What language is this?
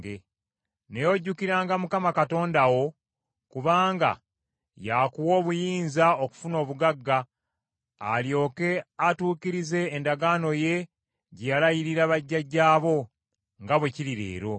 Ganda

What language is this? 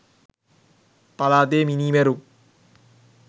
Sinhala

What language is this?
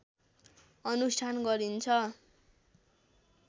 Nepali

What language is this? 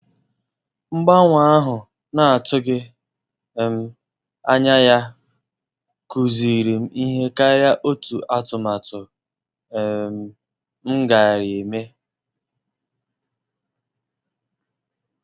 Igbo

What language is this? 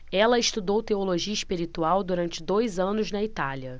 Portuguese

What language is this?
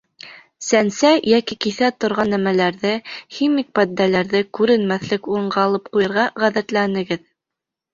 Bashkir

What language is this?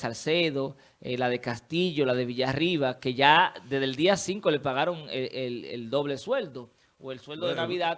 Spanish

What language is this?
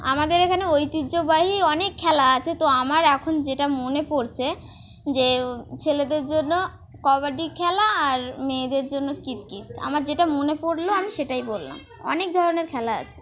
Bangla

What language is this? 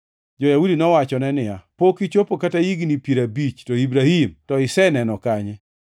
Luo (Kenya and Tanzania)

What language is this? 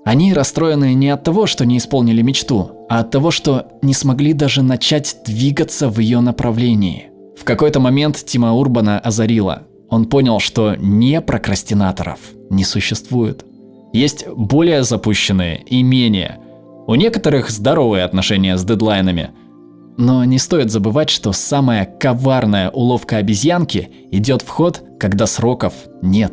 Russian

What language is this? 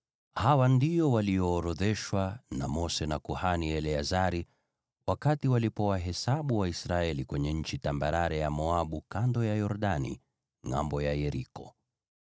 Swahili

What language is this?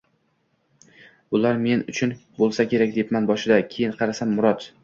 Uzbek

